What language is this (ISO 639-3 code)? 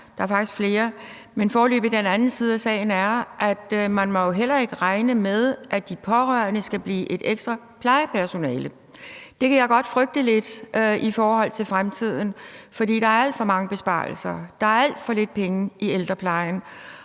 dan